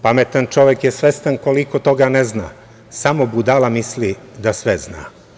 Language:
Serbian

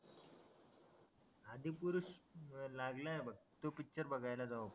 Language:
Marathi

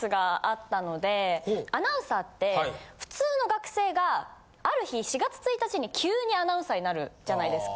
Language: Japanese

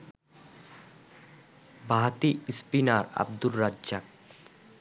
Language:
Bangla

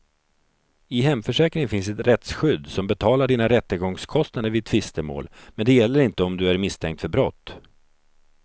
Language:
Swedish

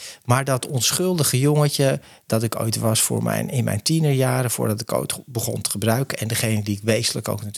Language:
Dutch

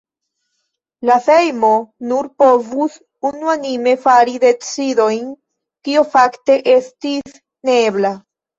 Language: Esperanto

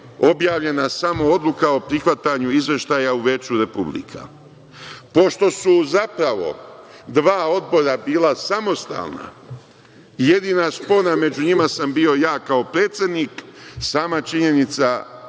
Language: Serbian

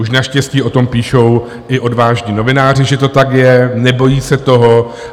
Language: Czech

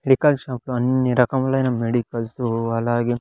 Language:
Telugu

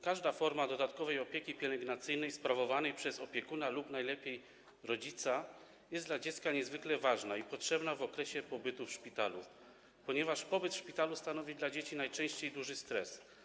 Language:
Polish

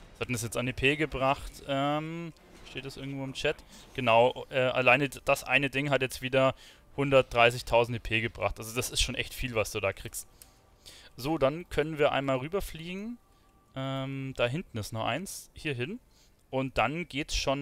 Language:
German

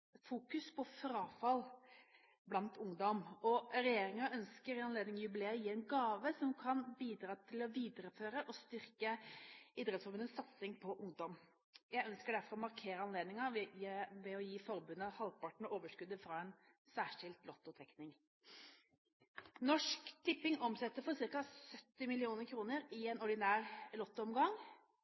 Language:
Norwegian Bokmål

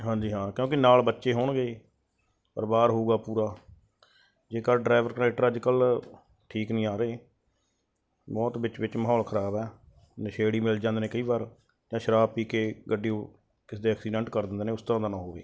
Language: Punjabi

